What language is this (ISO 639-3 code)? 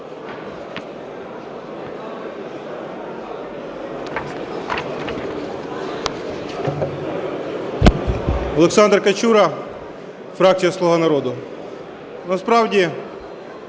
ukr